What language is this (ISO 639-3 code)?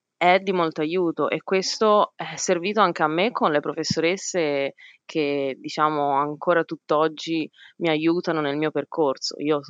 ita